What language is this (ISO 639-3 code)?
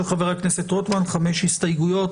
heb